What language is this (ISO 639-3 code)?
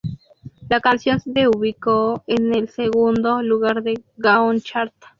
spa